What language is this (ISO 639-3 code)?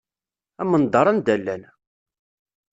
kab